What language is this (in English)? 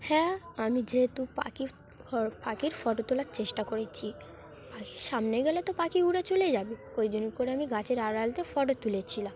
Bangla